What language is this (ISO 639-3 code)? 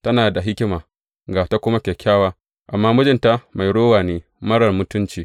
hau